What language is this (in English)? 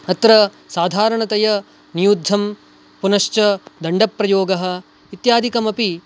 Sanskrit